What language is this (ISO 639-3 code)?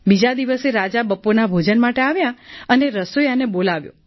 guj